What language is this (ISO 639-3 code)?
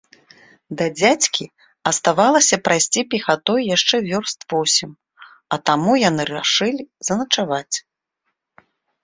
bel